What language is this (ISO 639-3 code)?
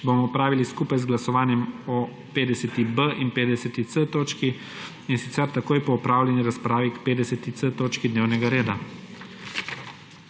slv